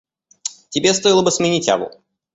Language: Russian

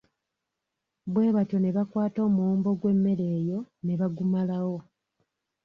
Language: Ganda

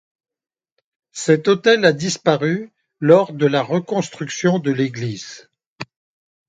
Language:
French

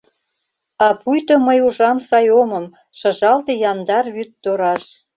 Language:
Mari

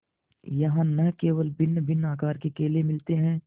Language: Hindi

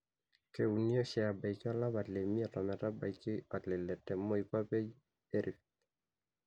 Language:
Masai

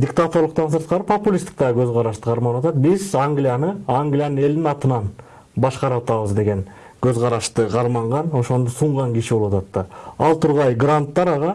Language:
Turkish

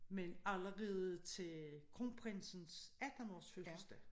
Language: Danish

